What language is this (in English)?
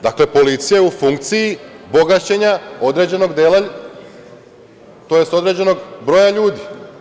Serbian